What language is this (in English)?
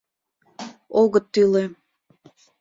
Mari